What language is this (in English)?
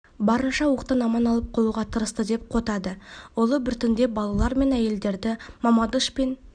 Kazakh